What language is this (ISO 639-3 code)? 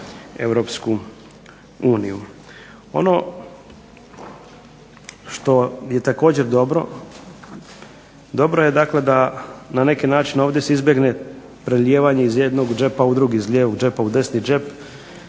hrv